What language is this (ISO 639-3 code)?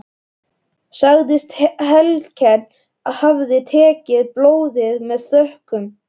isl